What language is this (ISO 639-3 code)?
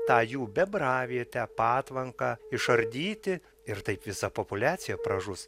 lit